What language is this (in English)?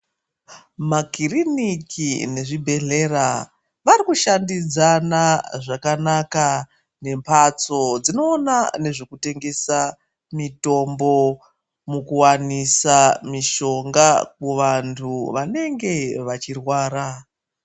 Ndau